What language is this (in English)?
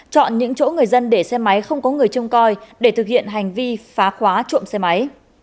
Vietnamese